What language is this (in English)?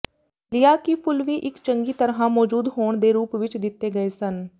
Punjabi